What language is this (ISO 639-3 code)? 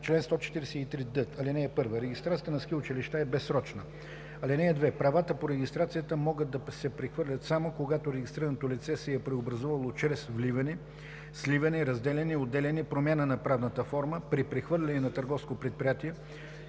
bul